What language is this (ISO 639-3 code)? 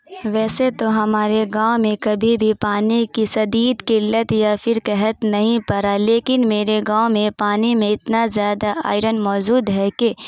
urd